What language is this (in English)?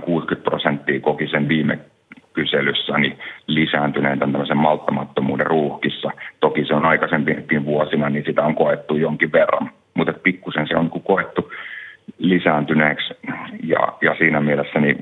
Finnish